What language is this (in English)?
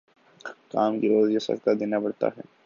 Urdu